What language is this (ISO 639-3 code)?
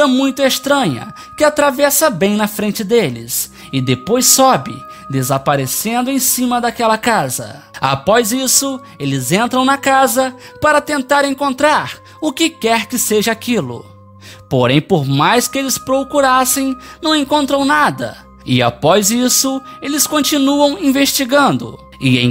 por